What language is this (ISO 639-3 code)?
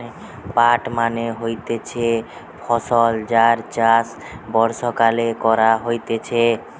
ben